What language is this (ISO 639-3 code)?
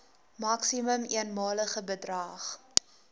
afr